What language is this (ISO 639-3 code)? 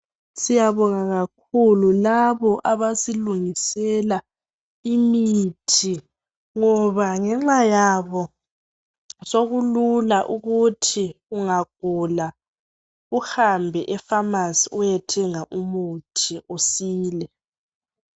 nde